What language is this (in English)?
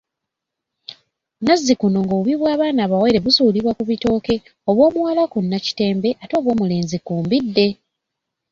Ganda